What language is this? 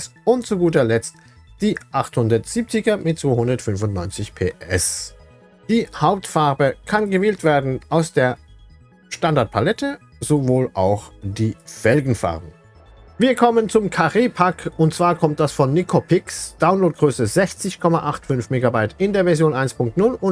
German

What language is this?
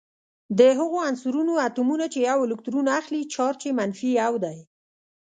Pashto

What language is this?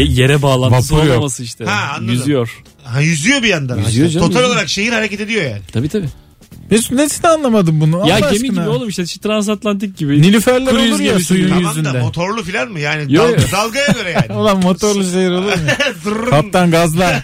Turkish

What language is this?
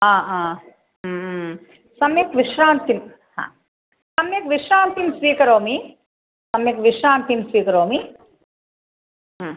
Sanskrit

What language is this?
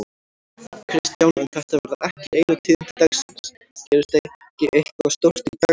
Icelandic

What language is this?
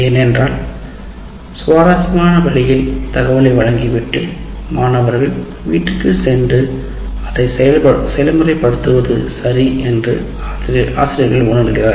Tamil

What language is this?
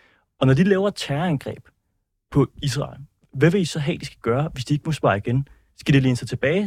Danish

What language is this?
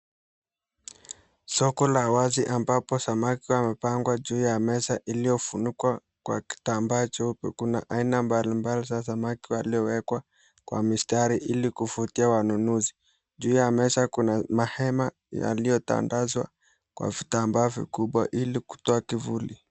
Swahili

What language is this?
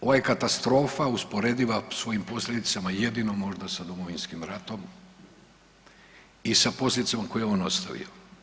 Croatian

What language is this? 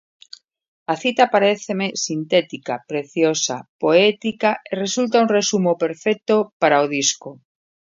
Galician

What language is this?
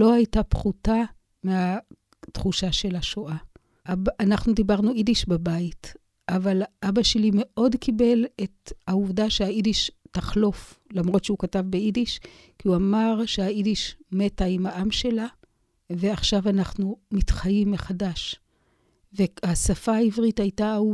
Hebrew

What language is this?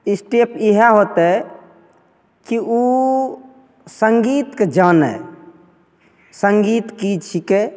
Maithili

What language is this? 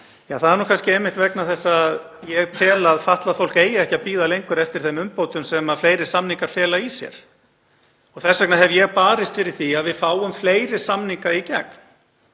Icelandic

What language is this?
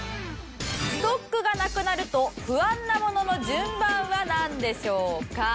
Japanese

